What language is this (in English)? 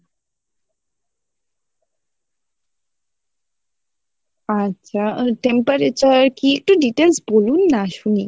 Bangla